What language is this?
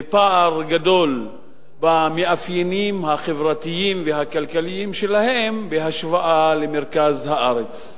Hebrew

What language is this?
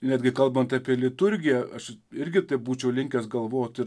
Lithuanian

